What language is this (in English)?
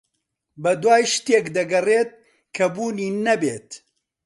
Central Kurdish